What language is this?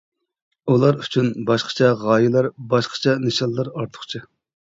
Uyghur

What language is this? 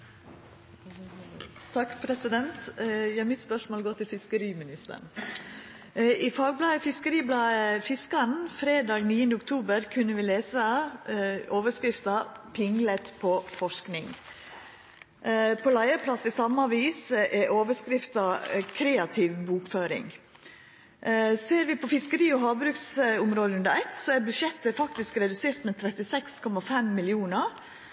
Norwegian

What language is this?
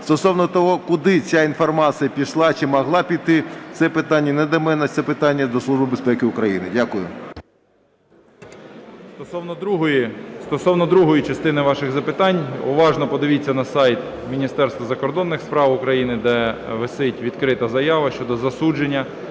Ukrainian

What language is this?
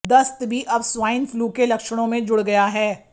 Hindi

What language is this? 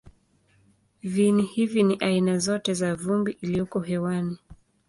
Swahili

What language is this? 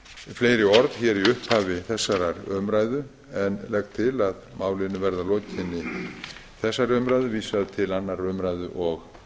Icelandic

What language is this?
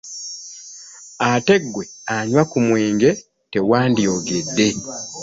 Ganda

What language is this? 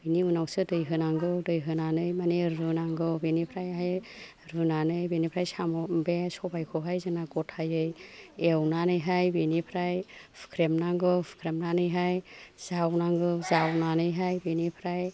Bodo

